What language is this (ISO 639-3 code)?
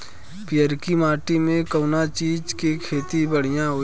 bho